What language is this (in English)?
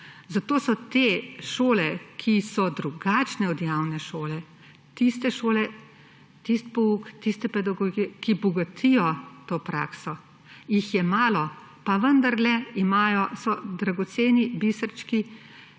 Slovenian